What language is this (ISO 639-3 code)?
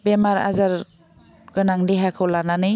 brx